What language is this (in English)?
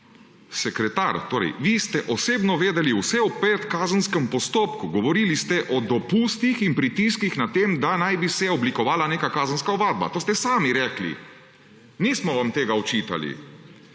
Slovenian